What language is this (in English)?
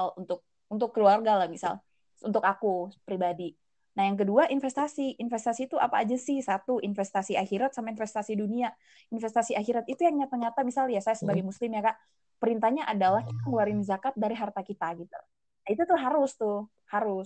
Indonesian